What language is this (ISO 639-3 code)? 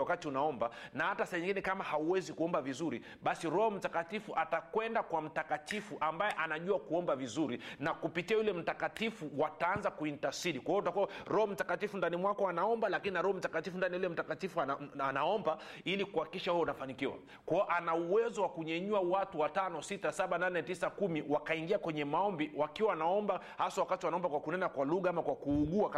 swa